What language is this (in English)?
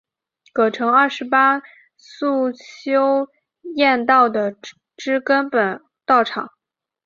Chinese